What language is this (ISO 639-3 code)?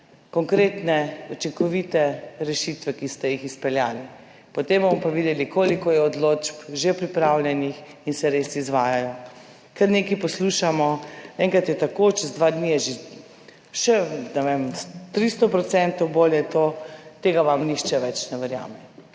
slv